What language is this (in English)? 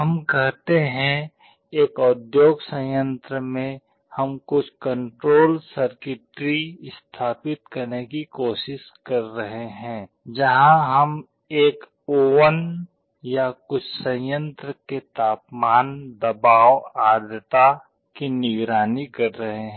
Hindi